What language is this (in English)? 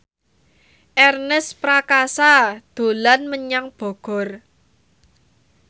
Javanese